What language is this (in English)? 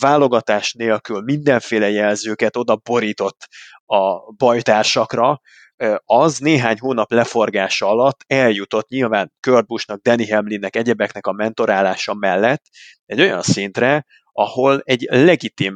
Hungarian